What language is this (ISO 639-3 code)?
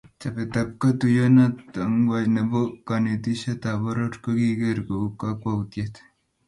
kln